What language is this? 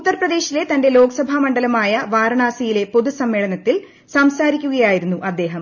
Malayalam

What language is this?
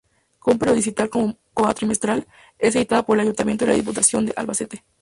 Spanish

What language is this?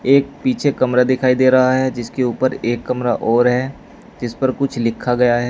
Hindi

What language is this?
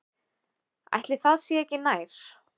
Icelandic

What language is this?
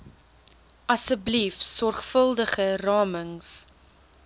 Afrikaans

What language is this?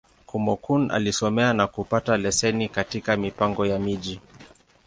Swahili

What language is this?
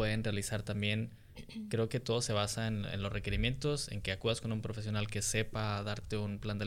Spanish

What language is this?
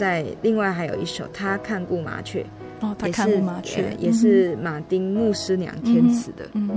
Chinese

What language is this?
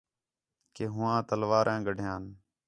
Khetrani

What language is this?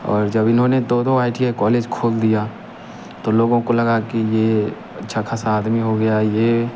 Hindi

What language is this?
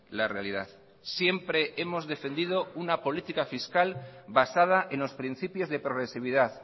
Spanish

